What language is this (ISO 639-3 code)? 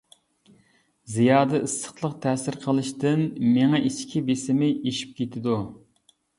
uig